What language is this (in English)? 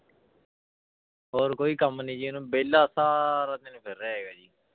Punjabi